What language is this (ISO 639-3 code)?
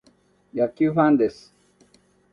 jpn